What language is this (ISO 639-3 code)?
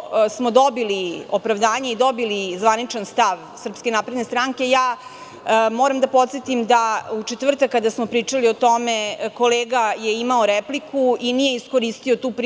srp